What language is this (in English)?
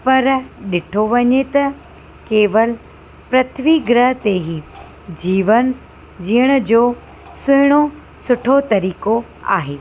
Sindhi